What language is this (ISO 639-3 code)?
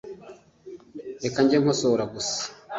kin